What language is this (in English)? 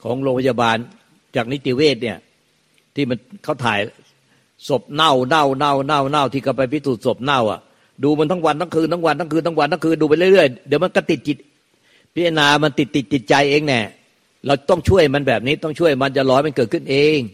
Thai